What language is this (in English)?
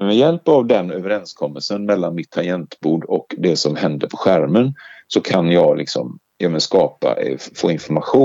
Swedish